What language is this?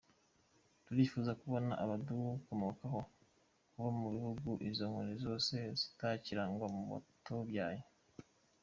Kinyarwanda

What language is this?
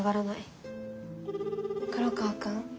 Japanese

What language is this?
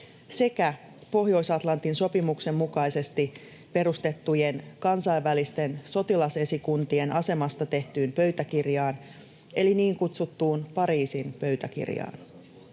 Finnish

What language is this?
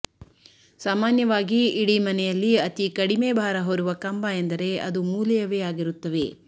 Kannada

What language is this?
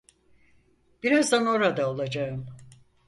Turkish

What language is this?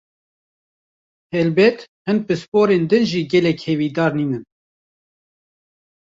Kurdish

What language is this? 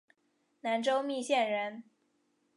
Chinese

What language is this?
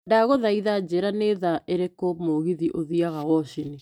Kikuyu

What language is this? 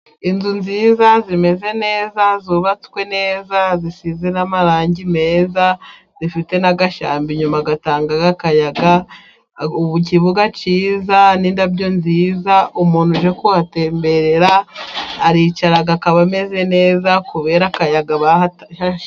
Kinyarwanda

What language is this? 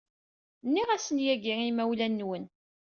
Kabyle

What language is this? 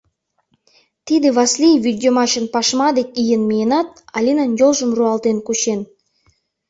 Mari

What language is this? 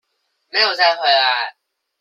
Chinese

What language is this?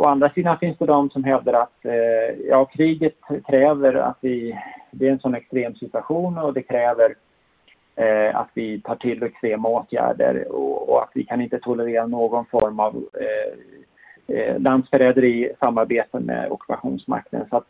Swedish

